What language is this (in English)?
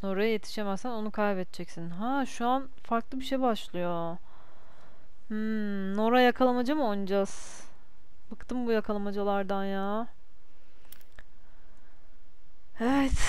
Turkish